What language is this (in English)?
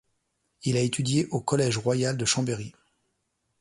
French